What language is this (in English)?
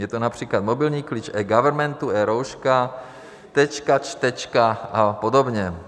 Czech